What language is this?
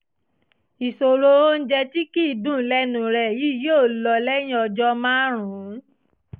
Yoruba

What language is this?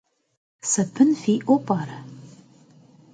Kabardian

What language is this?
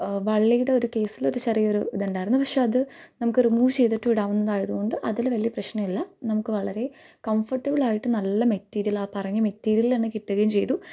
Malayalam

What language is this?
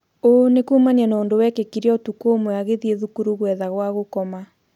Kikuyu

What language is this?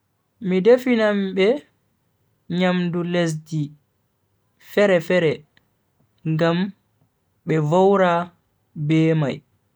Bagirmi Fulfulde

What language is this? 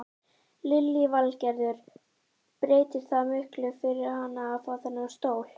Icelandic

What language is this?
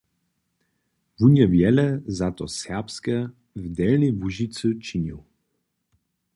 Upper Sorbian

